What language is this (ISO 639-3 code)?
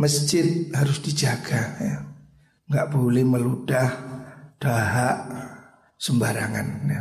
ind